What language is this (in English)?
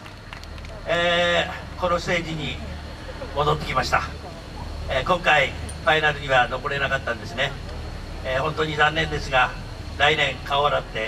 Japanese